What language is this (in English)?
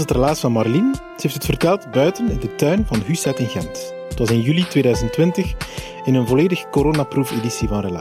Dutch